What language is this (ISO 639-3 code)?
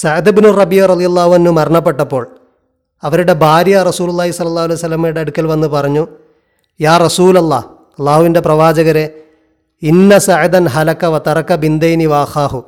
mal